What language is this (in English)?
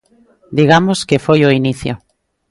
Galician